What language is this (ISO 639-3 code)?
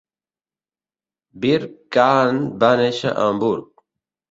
cat